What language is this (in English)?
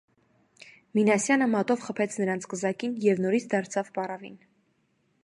Armenian